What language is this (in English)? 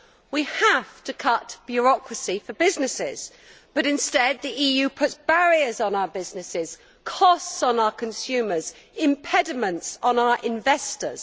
English